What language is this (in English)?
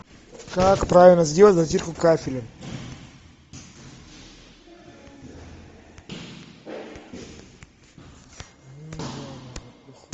Russian